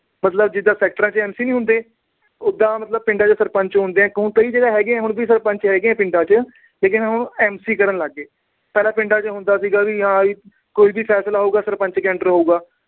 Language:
Punjabi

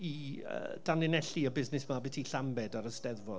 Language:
Welsh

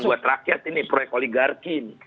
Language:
Indonesian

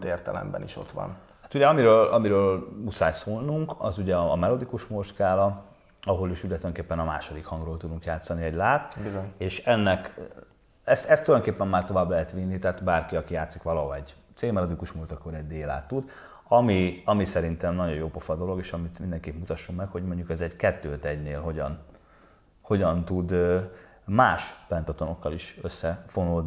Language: Hungarian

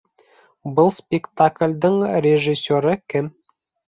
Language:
Bashkir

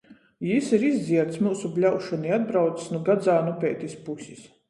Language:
Latgalian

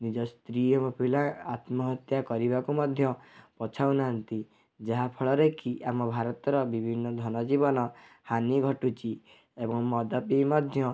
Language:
Odia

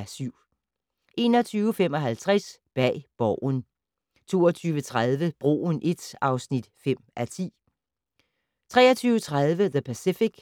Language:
Danish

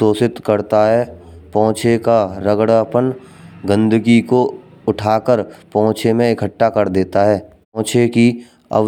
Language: Braj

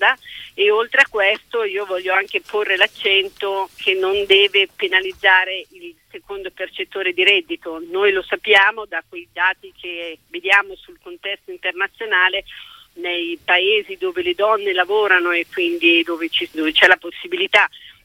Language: Italian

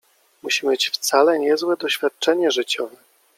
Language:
Polish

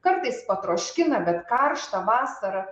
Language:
Lithuanian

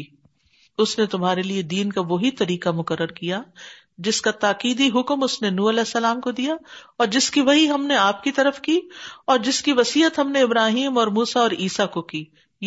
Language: Urdu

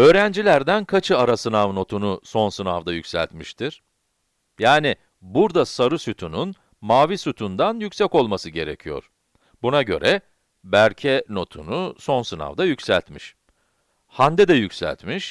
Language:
Turkish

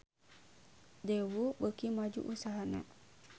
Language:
Sundanese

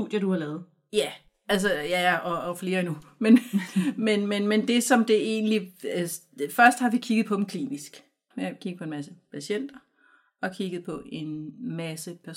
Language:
Danish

